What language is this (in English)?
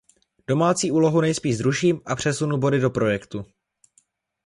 Czech